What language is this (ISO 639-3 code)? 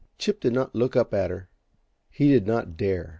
eng